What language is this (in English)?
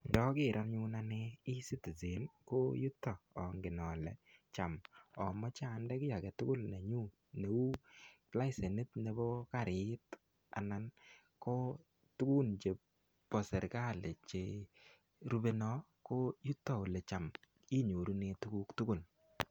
Kalenjin